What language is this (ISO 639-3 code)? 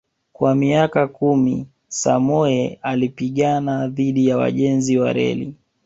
swa